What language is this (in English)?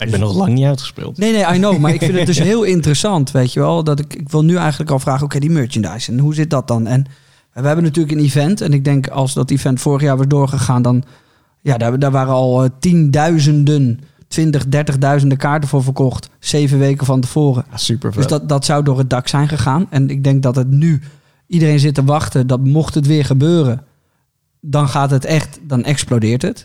Dutch